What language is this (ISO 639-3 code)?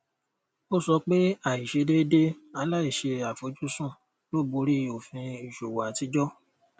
yor